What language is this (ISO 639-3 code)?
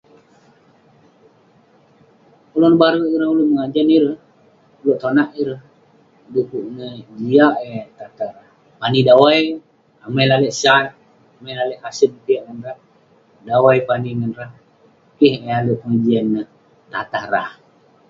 pne